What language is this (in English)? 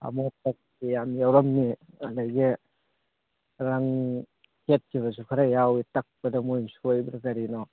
Manipuri